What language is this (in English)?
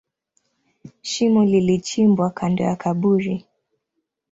Swahili